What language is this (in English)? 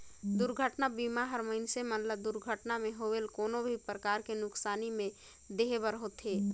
Chhattisgarhi